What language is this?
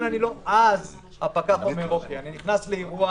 Hebrew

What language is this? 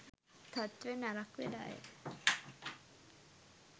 Sinhala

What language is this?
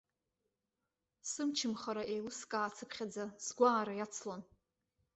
Abkhazian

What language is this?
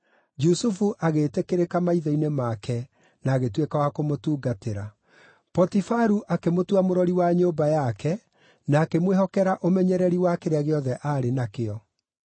Kikuyu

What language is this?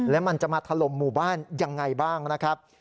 Thai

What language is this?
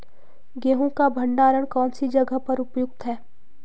Hindi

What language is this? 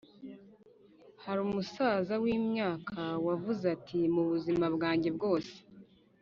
Kinyarwanda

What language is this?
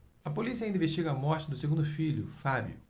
Portuguese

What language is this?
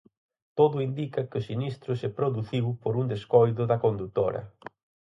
Galician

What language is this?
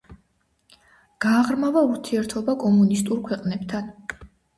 Georgian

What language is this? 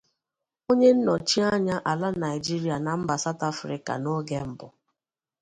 Igbo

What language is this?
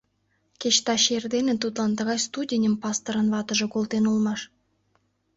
Mari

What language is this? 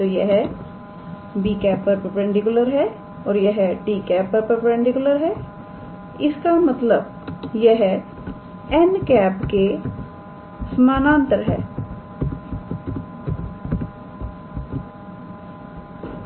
Hindi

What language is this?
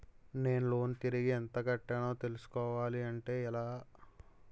Telugu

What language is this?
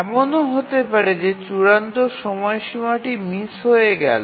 Bangla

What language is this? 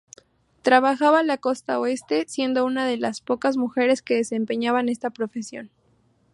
Spanish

